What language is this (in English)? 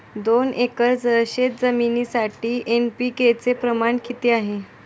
Marathi